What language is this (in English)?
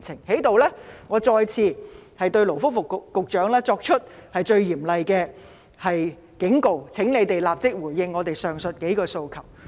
Cantonese